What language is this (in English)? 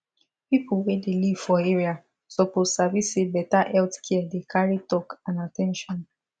Nigerian Pidgin